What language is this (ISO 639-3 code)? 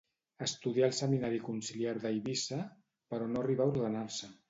cat